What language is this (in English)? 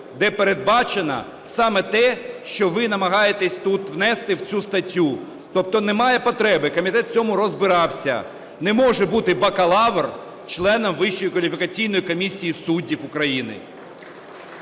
Ukrainian